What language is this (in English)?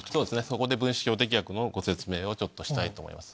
Japanese